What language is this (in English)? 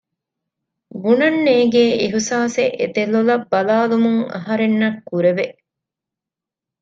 Divehi